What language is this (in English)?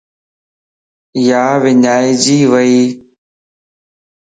Lasi